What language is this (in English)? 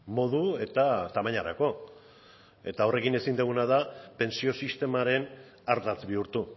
Basque